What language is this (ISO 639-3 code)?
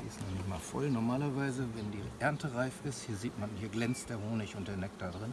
deu